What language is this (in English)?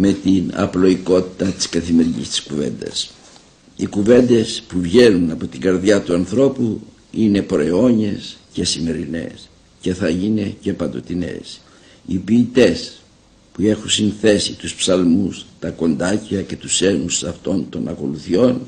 Greek